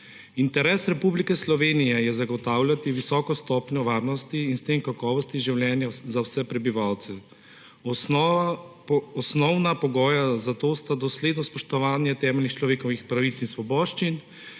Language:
Slovenian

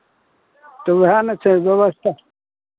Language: Maithili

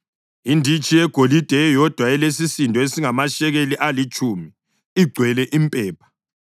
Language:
North Ndebele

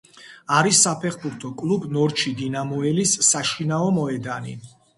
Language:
Georgian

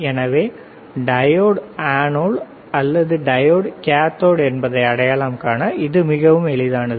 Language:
Tamil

